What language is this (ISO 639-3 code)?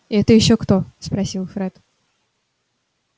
rus